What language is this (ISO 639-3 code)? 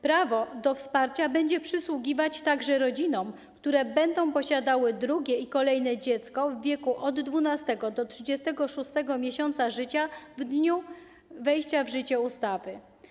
pol